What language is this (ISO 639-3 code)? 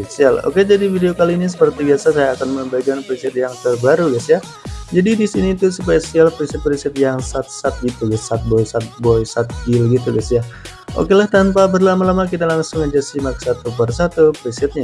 ind